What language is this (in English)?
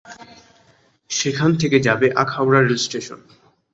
Bangla